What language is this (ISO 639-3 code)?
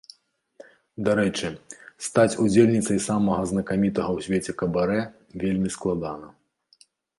bel